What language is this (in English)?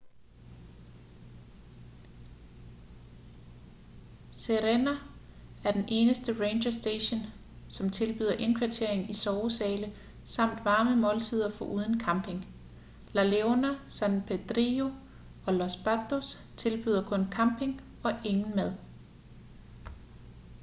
Danish